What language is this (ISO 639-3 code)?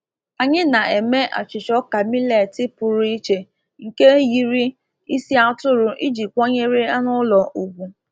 ibo